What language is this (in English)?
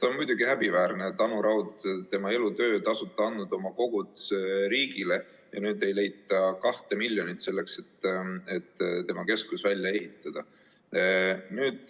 Estonian